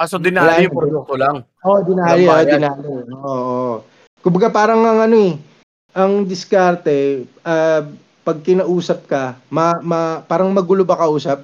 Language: Filipino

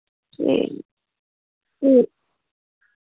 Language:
Dogri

